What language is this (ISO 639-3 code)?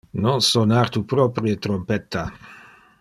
ina